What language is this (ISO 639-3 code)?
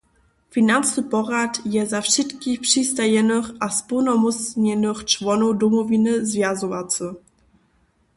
hsb